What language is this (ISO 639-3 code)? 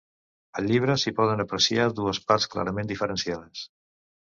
cat